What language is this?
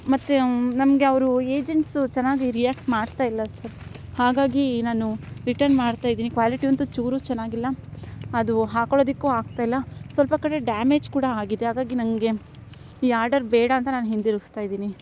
Kannada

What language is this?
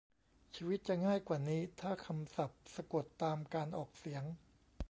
Thai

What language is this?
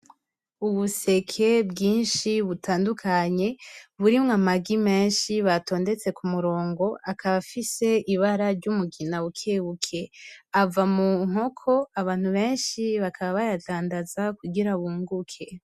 Rundi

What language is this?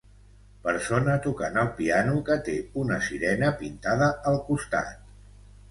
Catalan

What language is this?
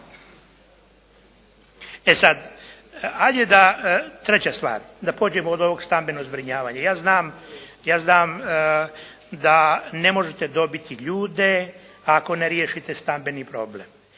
Croatian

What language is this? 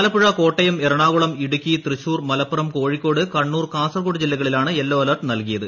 Malayalam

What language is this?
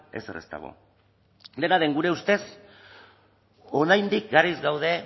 Basque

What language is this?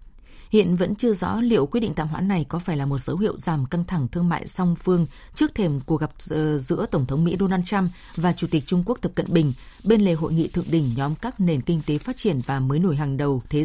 Vietnamese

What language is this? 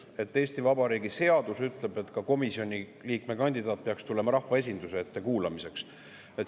Estonian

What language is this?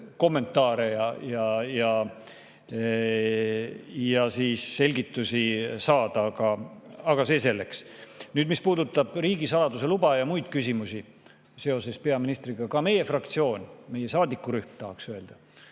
Estonian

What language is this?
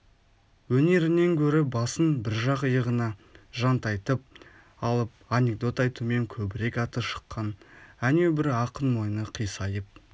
Kazakh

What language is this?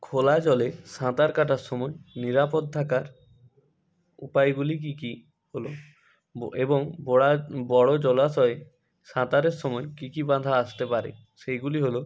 Bangla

